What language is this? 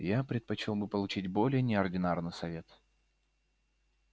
Russian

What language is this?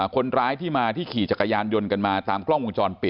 Thai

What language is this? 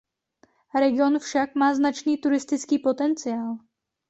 Czech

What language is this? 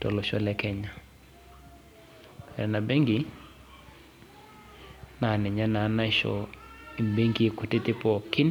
Masai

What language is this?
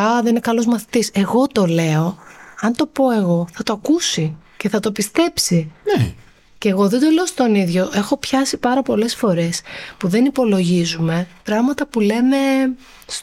Greek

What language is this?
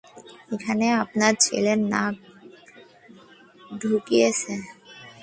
Bangla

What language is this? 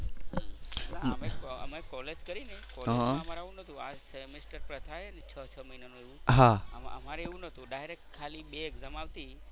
Gujarati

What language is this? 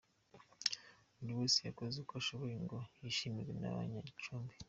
Kinyarwanda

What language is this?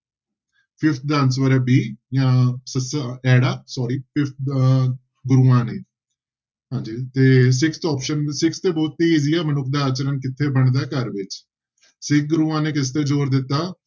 Punjabi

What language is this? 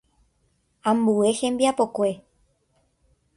Guarani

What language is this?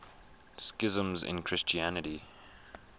English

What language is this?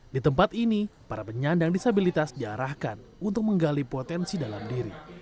Indonesian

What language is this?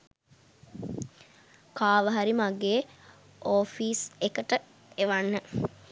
Sinhala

